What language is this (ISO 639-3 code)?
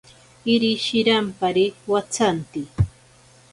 prq